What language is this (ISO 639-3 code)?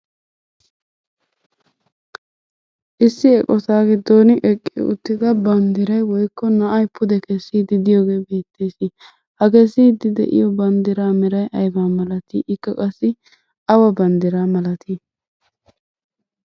wal